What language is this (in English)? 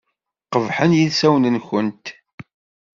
Kabyle